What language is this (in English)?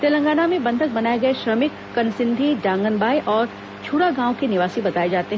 Hindi